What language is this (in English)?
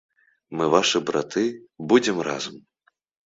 Belarusian